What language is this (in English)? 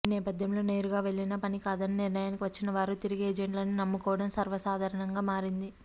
Telugu